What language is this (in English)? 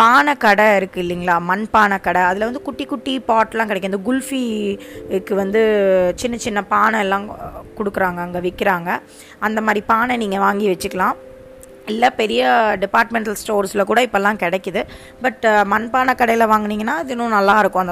Tamil